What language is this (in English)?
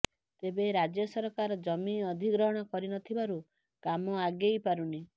Odia